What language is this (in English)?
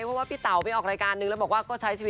Thai